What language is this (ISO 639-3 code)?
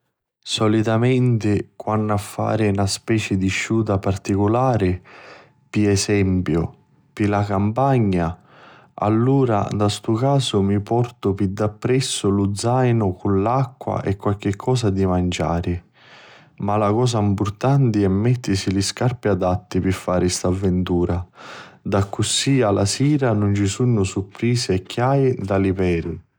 scn